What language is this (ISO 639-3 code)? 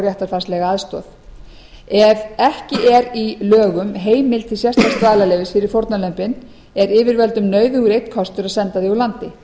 isl